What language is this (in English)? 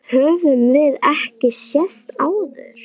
Icelandic